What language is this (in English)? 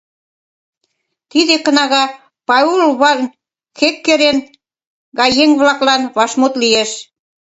Mari